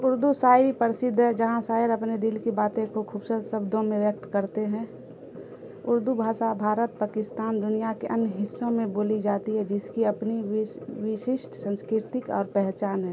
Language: Urdu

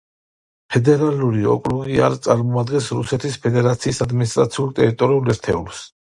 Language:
Georgian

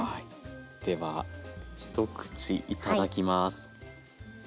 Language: Japanese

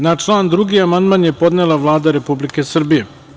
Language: Serbian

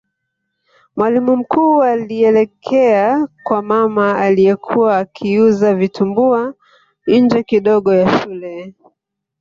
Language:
Swahili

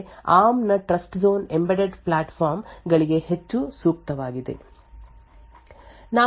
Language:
Kannada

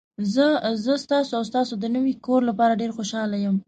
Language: Pashto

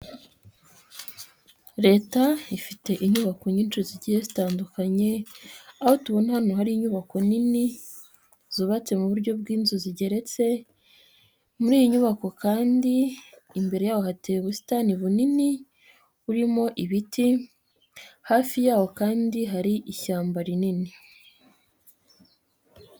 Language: Kinyarwanda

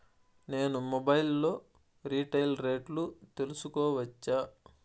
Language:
Telugu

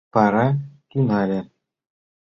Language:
Mari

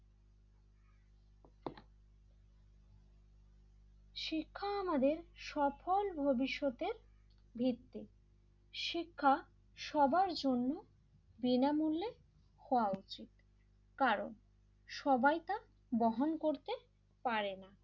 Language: Bangla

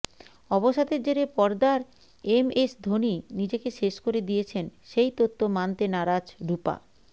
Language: Bangla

